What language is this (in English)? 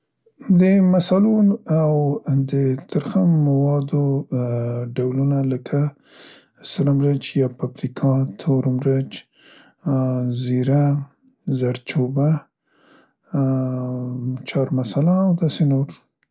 Central Pashto